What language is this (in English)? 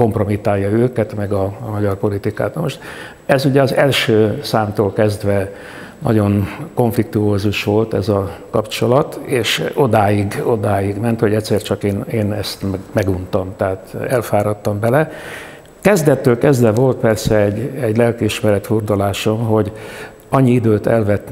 Hungarian